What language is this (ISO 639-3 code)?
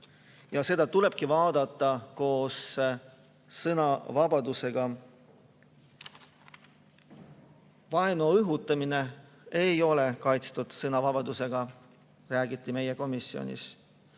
est